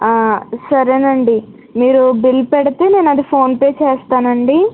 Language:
Telugu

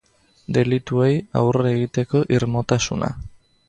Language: Basque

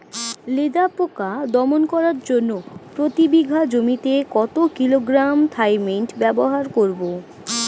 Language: Bangla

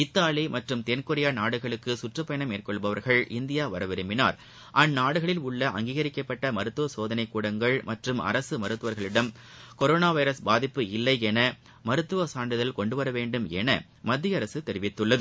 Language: Tamil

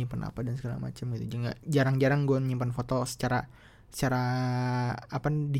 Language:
Indonesian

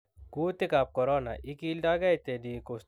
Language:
Kalenjin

